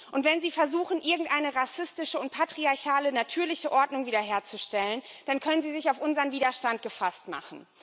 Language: German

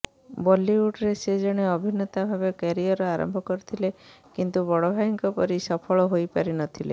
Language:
Odia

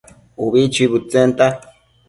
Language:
Matsés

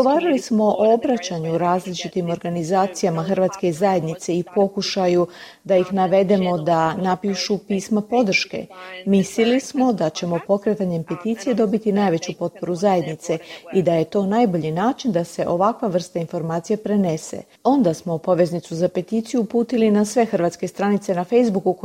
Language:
Croatian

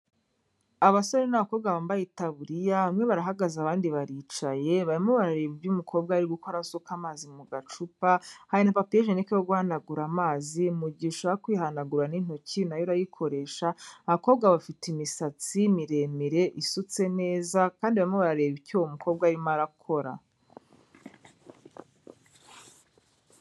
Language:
Kinyarwanda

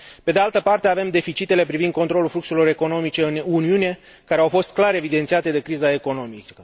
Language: Romanian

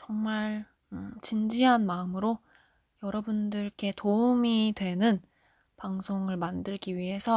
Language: Korean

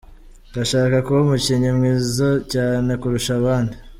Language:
Kinyarwanda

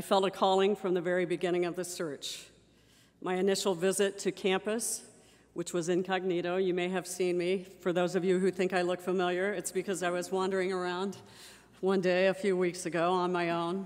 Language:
English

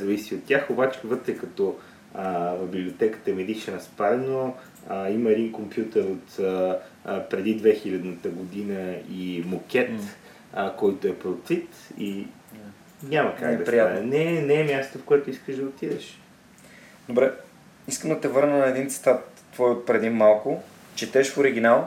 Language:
Bulgarian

